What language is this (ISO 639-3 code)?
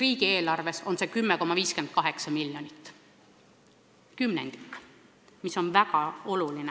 est